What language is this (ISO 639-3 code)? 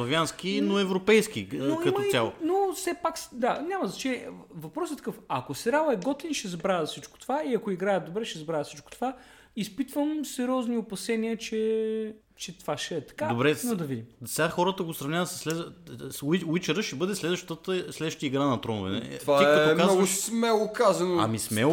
bul